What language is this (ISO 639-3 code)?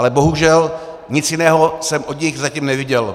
ces